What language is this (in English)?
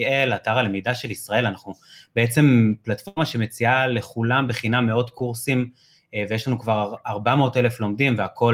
Hebrew